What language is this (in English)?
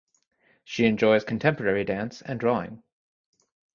English